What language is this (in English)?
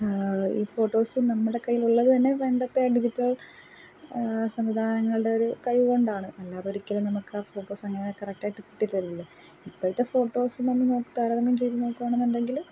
Malayalam